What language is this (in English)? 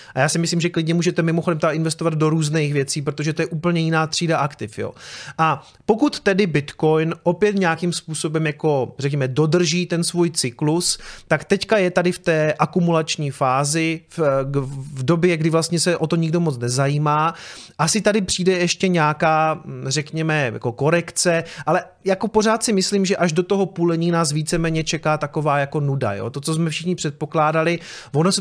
Czech